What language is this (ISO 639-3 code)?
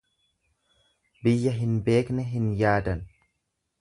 orm